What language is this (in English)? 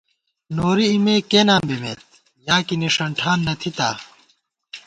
Gawar-Bati